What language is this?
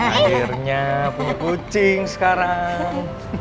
Indonesian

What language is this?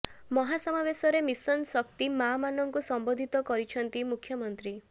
Odia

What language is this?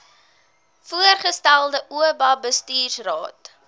Afrikaans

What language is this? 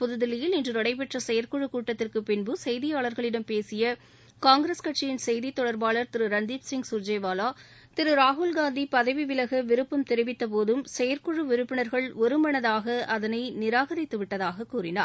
Tamil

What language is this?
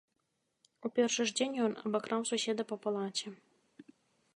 Belarusian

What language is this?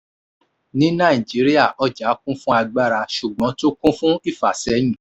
Yoruba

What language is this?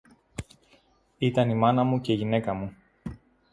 Greek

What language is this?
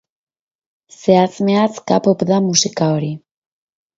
Basque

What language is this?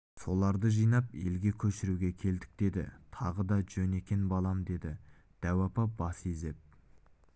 Kazakh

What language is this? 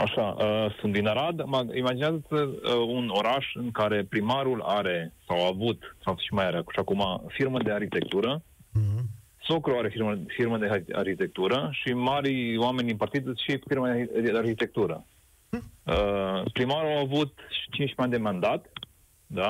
Romanian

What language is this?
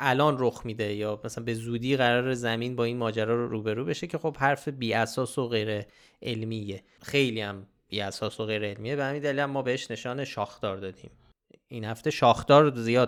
Persian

